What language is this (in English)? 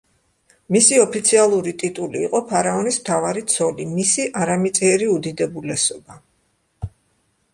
Georgian